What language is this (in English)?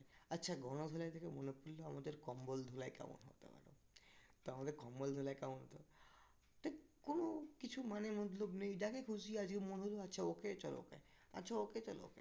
Bangla